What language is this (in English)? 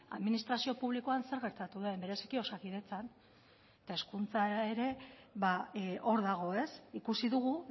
Basque